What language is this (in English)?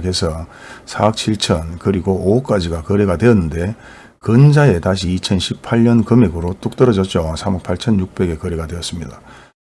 Korean